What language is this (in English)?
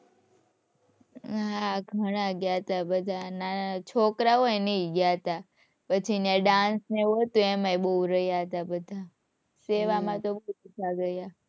Gujarati